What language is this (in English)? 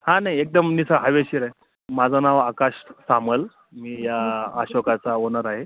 Marathi